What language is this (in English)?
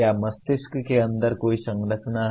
Hindi